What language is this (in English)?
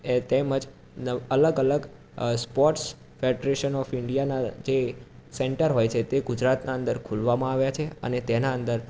Gujarati